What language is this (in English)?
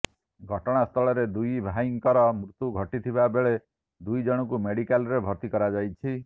Odia